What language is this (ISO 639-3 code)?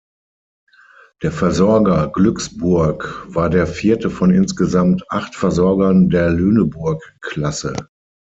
deu